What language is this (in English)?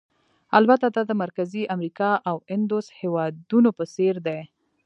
Pashto